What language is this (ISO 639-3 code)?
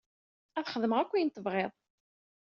kab